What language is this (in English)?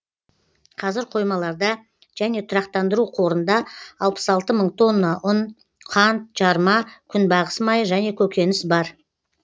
Kazakh